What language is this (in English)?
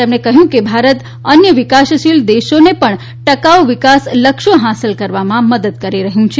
Gujarati